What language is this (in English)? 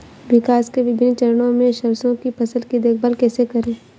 Hindi